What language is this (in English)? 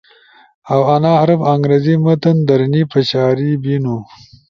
Ushojo